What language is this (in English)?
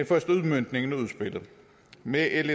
Danish